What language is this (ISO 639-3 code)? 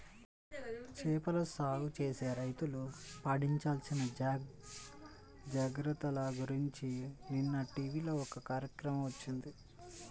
tel